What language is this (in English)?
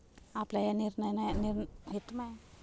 Marathi